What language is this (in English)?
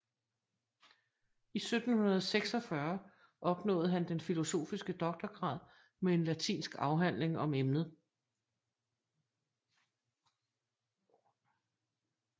Danish